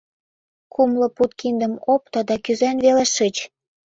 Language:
Mari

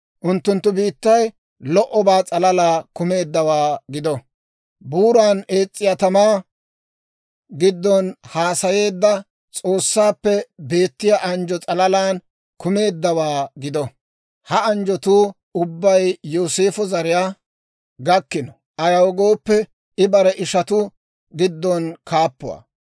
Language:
Dawro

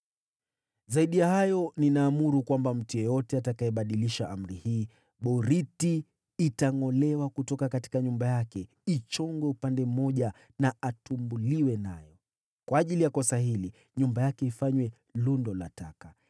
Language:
Swahili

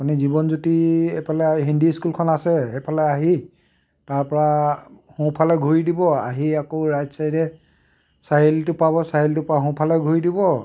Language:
Assamese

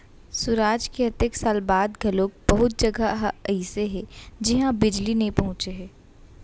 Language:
Chhattisgarhi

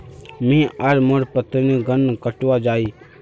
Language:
Magahi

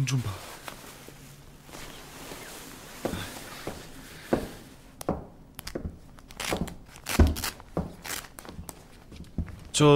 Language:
Korean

